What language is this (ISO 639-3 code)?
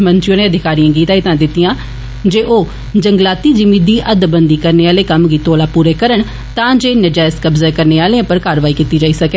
doi